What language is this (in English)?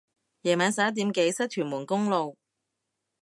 Cantonese